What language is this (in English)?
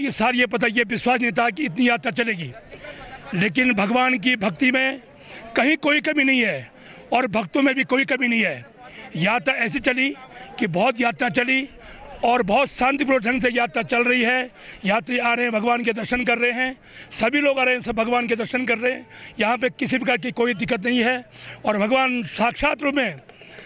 Hindi